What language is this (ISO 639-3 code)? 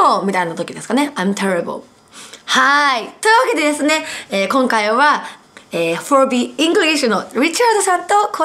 jpn